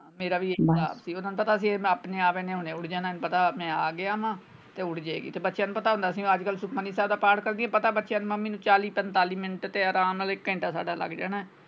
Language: Punjabi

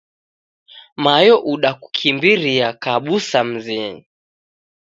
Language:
Taita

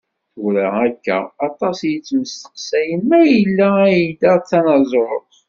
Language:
Kabyle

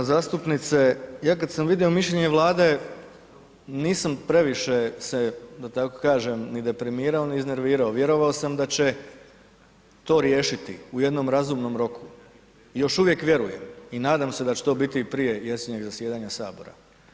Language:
Croatian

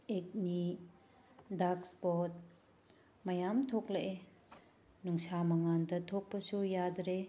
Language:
Manipuri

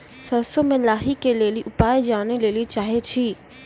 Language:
Maithili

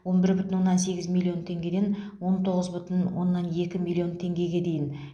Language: Kazakh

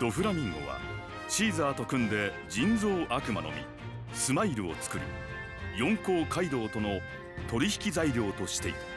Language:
Japanese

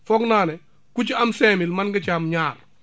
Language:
Wolof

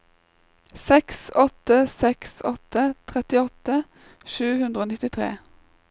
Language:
Norwegian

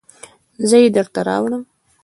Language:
Pashto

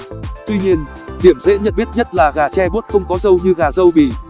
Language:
Vietnamese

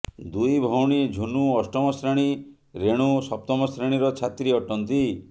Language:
Odia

